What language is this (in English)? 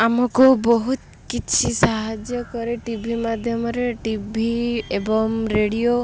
Odia